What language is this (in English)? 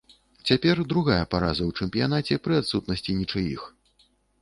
Belarusian